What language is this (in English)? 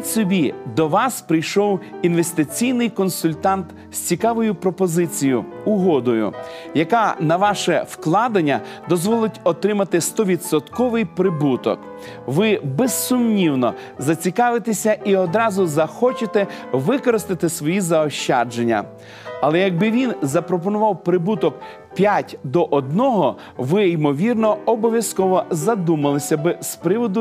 Ukrainian